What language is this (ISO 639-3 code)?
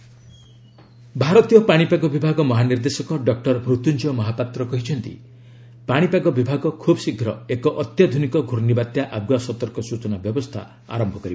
ori